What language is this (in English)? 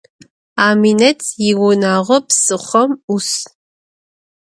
Adyghe